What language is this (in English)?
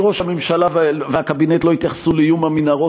Hebrew